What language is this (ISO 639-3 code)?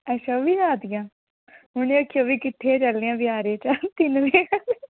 doi